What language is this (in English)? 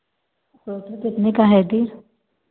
Hindi